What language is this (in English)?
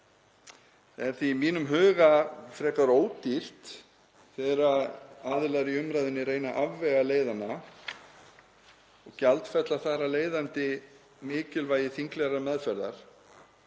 Icelandic